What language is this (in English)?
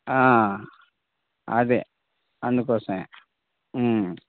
Telugu